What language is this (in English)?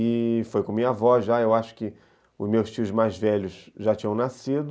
Portuguese